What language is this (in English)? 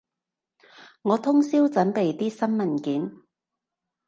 Cantonese